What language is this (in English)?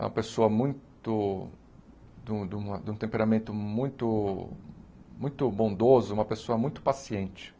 Portuguese